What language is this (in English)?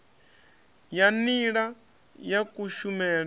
Venda